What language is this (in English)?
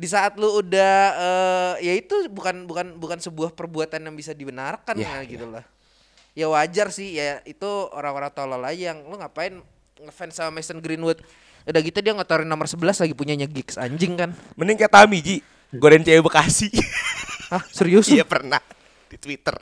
Indonesian